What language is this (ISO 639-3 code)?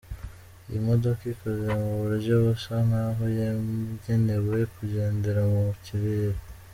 kin